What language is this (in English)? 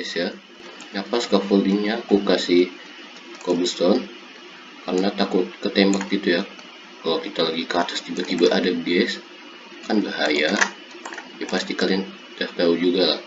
Indonesian